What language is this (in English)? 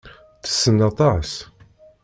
Kabyle